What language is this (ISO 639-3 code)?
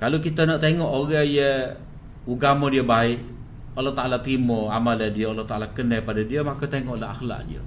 msa